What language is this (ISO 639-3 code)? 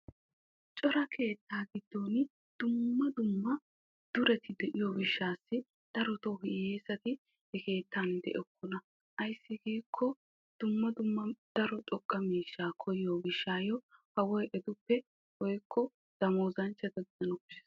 wal